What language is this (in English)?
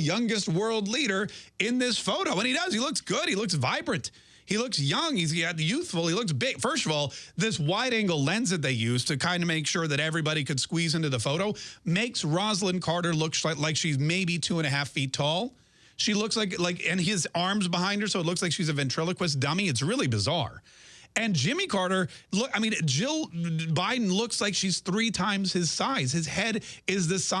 English